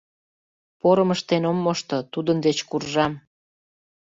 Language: Mari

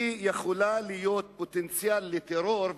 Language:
Hebrew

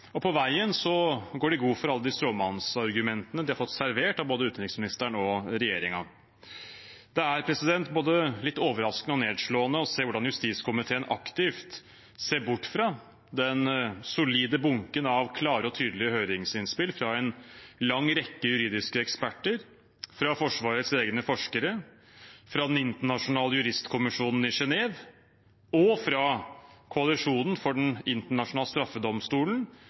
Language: Norwegian Bokmål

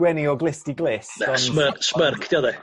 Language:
Welsh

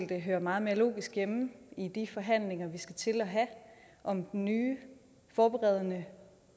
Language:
Danish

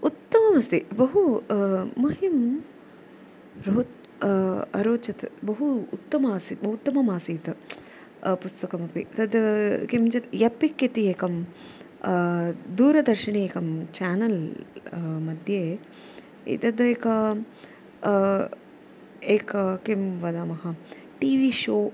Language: Sanskrit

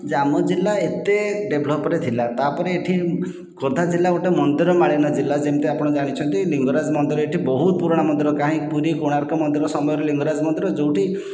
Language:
Odia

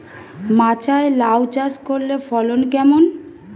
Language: Bangla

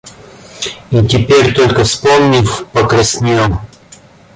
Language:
Russian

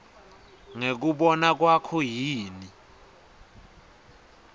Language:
Swati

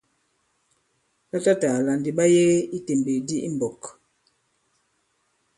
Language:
Bankon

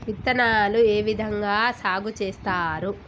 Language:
Telugu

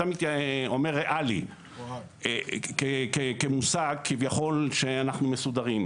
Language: Hebrew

